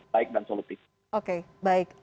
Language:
Indonesian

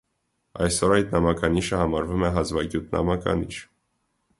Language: Armenian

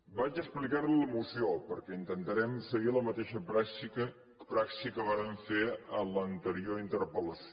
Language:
Catalan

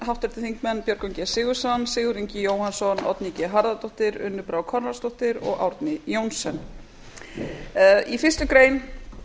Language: Icelandic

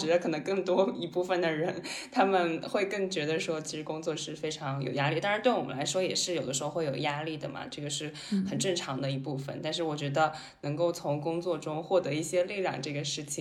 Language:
Chinese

